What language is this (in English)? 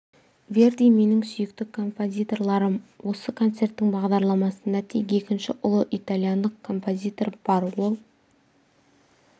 Kazakh